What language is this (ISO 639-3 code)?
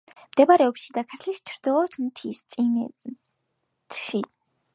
kat